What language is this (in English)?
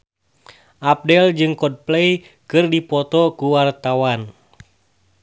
Sundanese